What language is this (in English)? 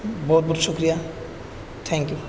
Urdu